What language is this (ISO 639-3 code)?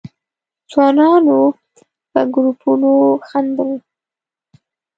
pus